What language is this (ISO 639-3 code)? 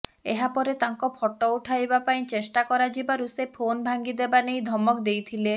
ori